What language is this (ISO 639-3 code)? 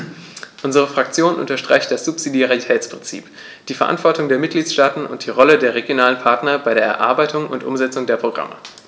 deu